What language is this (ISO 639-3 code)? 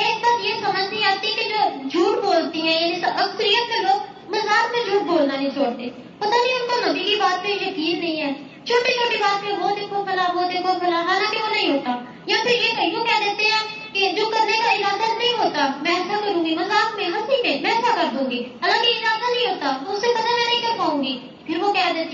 urd